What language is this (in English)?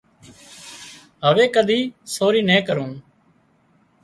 Wadiyara Koli